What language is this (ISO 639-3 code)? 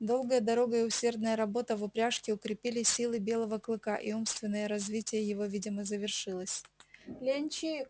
rus